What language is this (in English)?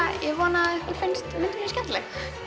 Icelandic